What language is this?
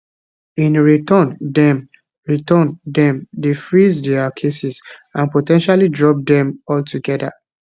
Nigerian Pidgin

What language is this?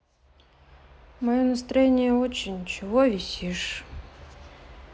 Russian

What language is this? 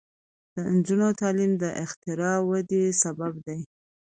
Pashto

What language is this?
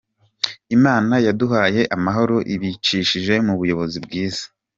Kinyarwanda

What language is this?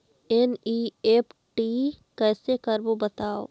Chhattisgarhi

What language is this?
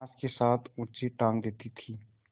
Hindi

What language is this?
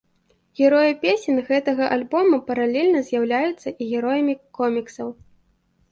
Belarusian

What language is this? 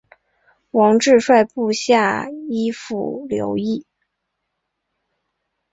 Chinese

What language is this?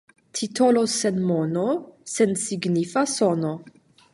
Esperanto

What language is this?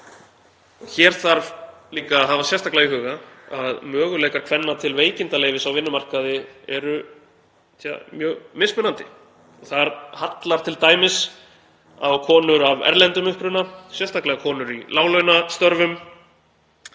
Icelandic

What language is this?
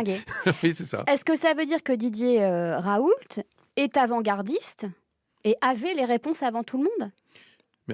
French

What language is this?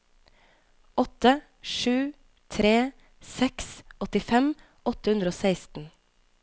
Norwegian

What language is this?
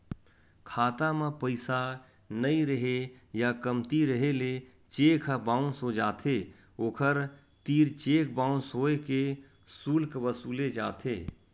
Chhattisgarhi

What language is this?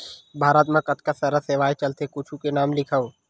Chhattisgarhi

